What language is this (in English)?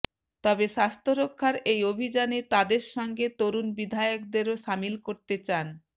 Bangla